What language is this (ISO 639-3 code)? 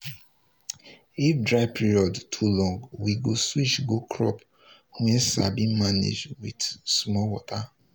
pcm